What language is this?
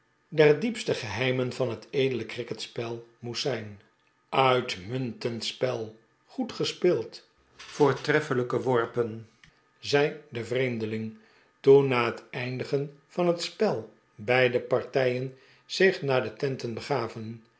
Dutch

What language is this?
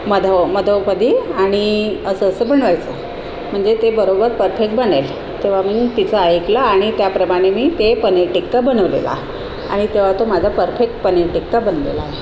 Marathi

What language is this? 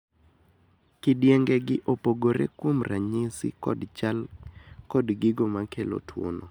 Luo (Kenya and Tanzania)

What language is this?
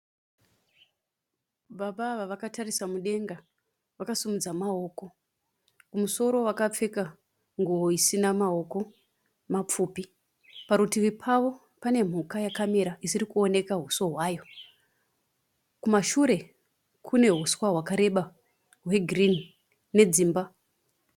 Shona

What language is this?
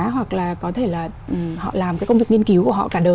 Vietnamese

